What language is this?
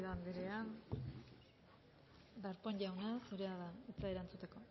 Basque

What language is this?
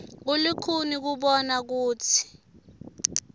Swati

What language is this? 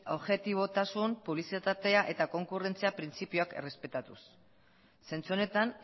Basque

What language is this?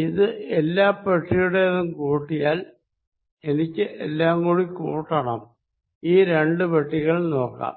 Malayalam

